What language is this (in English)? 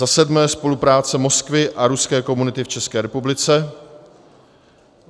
Czech